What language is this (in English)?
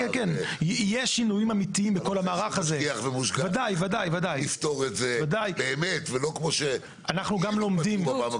Hebrew